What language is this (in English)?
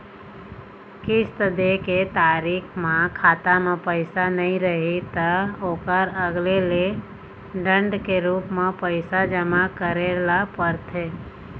Chhattisgarhi